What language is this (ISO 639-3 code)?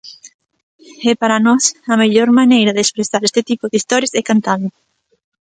glg